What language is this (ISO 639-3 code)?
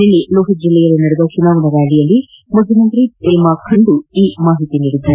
kan